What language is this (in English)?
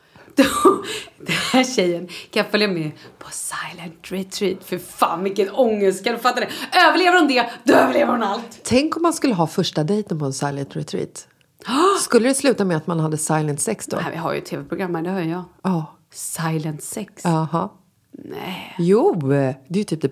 Swedish